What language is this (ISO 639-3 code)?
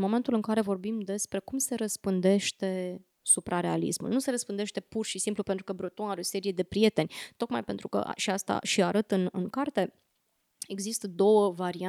ron